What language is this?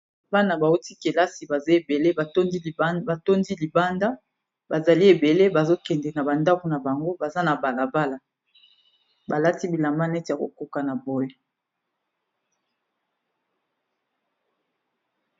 Lingala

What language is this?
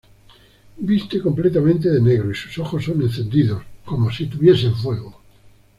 Spanish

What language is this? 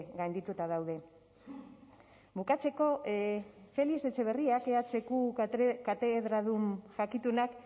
Basque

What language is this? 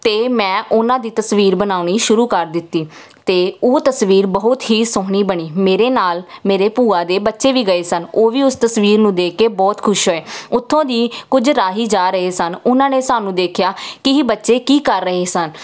Punjabi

